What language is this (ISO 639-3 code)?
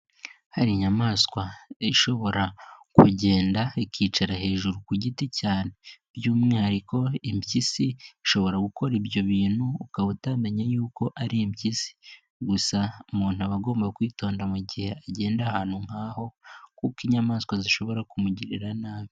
kin